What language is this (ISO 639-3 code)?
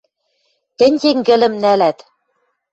mrj